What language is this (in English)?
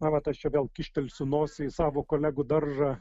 Lithuanian